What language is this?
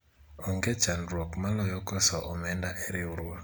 Luo (Kenya and Tanzania)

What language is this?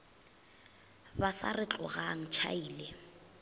Northern Sotho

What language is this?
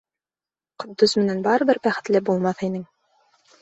Bashkir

